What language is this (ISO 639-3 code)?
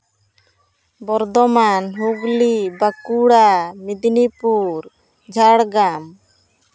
sat